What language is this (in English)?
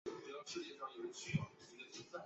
Chinese